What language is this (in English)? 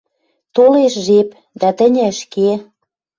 Western Mari